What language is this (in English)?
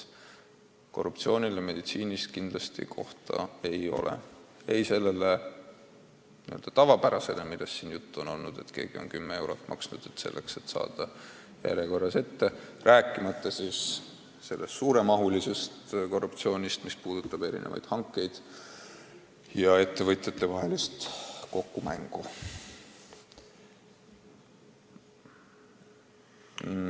Estonian